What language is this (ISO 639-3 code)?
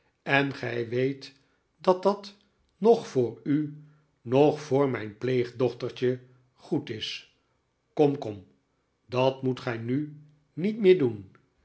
nld